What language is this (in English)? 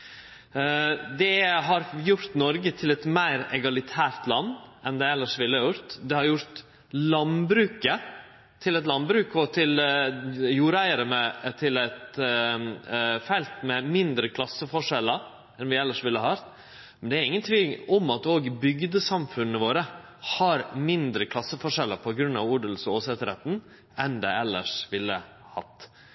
Norwegian Nynorsk